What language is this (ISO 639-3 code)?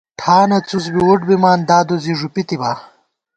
gwt